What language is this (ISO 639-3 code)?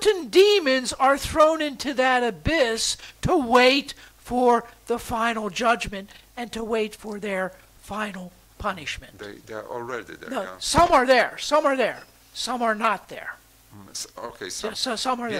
pol